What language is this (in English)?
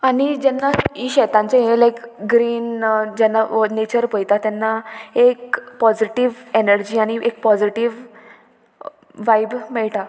Konkani